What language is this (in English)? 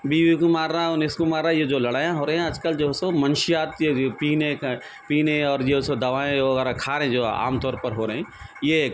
Urdu